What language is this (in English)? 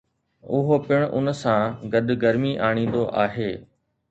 Sindhi